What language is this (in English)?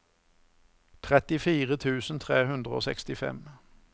Norwegian